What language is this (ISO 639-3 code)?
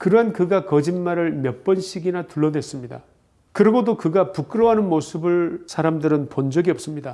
kor